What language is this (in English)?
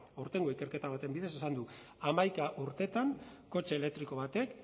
Basque